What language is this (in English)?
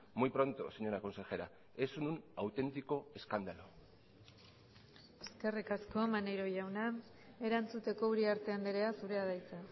Basque